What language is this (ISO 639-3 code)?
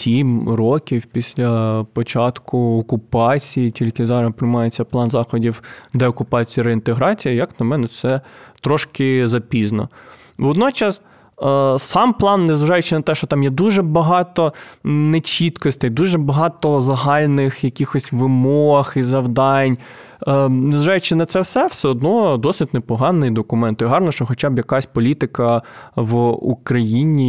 ukr